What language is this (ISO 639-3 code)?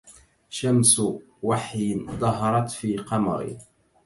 ara